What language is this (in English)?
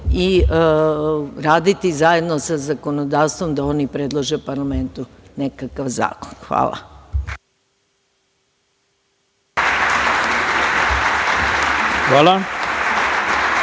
Serbian